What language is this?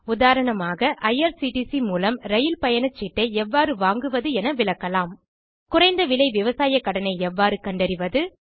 Tamil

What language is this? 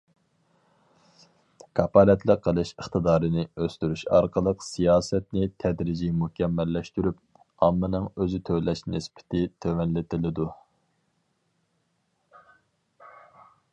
Uyghur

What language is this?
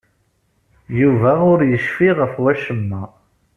Kabyle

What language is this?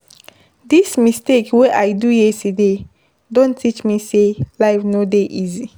Nigerian Pidgin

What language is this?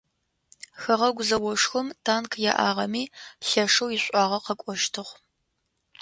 Adyghe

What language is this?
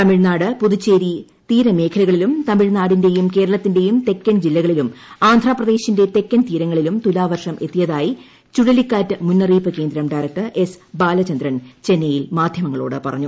Malayalam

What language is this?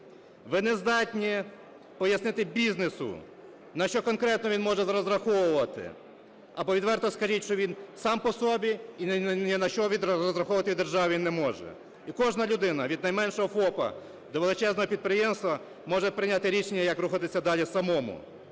Ukrainian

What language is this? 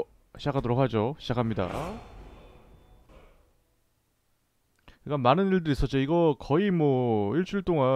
Korean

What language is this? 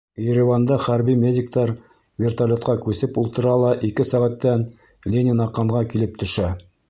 Bashkir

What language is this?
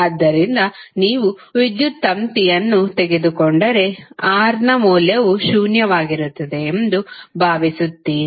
Kannada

